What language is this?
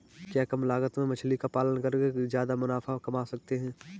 Hindi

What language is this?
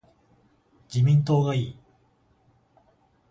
Japanese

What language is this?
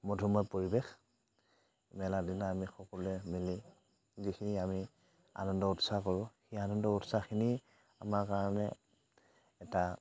Assamese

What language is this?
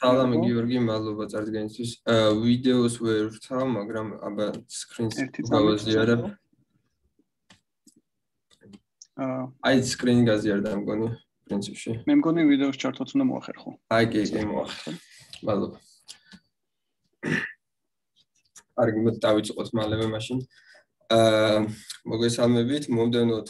Romanian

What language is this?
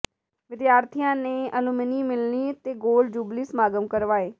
Punjabi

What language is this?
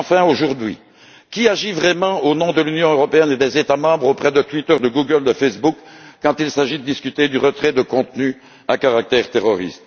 French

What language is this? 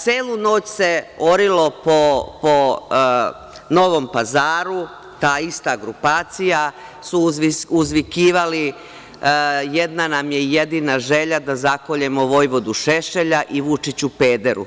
Serbian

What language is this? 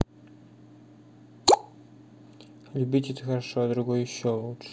Russian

